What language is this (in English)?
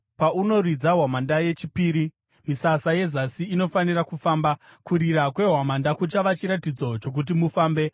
Shona